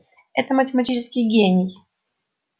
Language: Russian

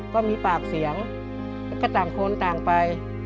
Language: Thai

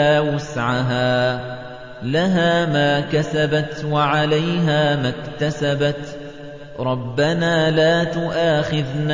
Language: Arabic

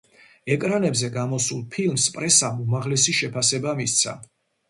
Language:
Georgian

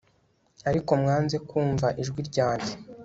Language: Kinyarwanda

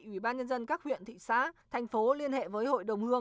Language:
Vietnamese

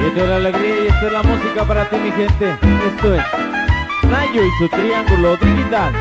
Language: Spanish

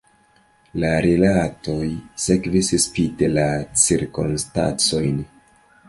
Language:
Esperanto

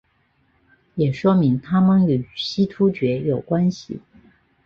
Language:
Chinese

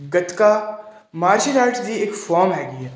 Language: Punjabi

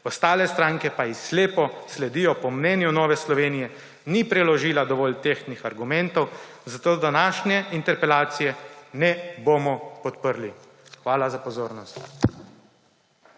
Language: Slovenian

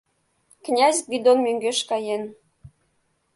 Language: Mari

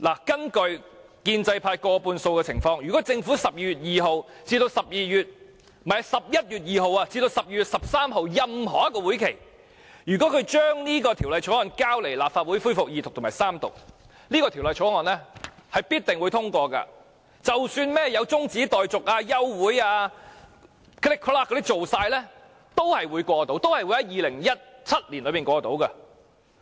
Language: Cantonese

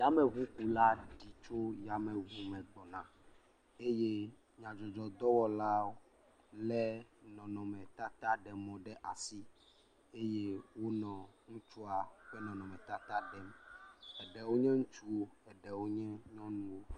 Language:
Ewe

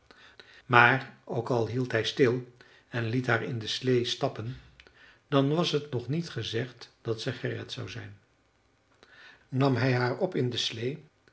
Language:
Dutch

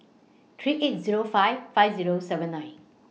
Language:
English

